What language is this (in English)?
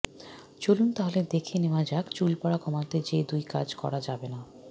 Bangla